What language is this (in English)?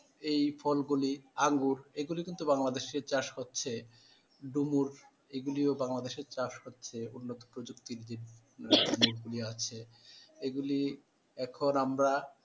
Bangla